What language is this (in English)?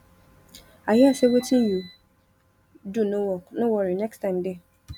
Nigerian Pidgin